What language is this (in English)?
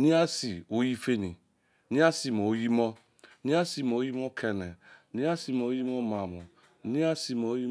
Izon